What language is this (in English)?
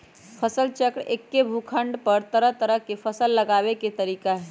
Magahi